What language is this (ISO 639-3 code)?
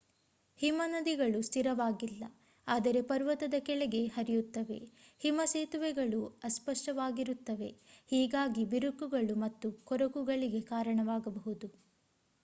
kan